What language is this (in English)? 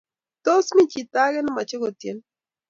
Kalenjin